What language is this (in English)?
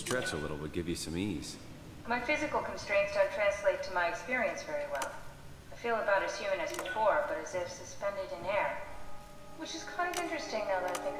Russian